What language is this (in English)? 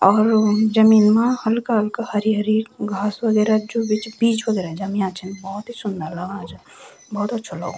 Garhwali